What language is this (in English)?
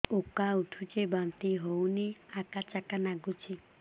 Odia